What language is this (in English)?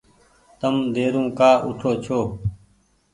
Goaria